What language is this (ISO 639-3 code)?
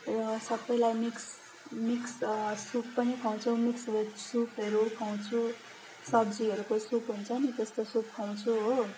nep